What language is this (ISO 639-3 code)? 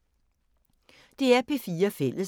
dan